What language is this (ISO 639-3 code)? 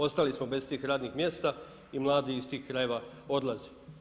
hrv